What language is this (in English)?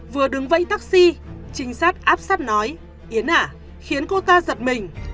Vietnamese